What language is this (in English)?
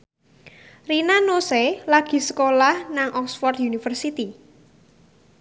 Javanese